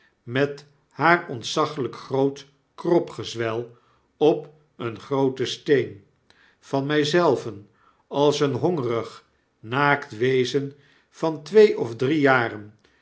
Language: Dutch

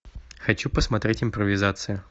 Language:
Russian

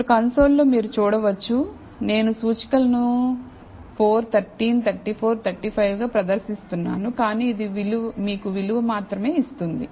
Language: Telugu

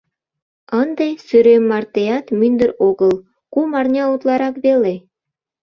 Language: Mari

